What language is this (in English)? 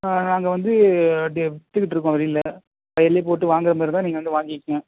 Tamil